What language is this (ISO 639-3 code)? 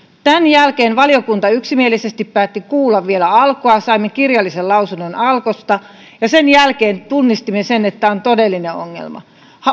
fin